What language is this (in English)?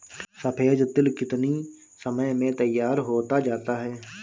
Hindi